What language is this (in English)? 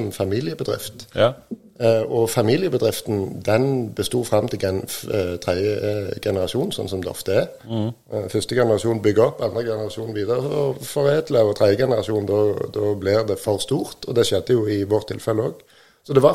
Danish